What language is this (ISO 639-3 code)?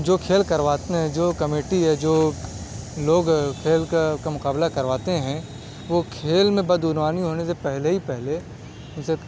urd